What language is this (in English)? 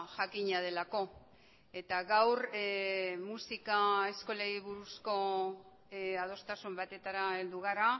Basque